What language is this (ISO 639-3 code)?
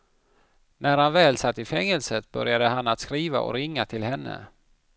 swe